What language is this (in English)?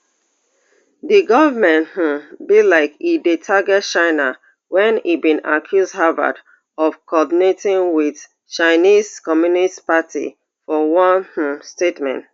Nigerian Pidgin